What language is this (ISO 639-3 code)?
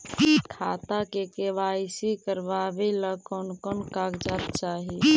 mag